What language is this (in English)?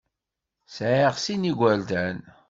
Kabyle